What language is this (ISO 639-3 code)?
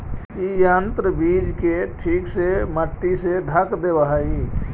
mag